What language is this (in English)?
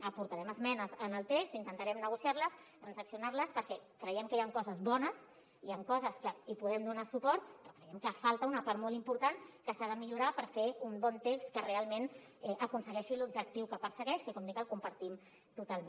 Catalan